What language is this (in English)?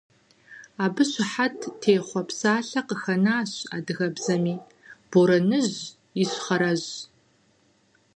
Kabardian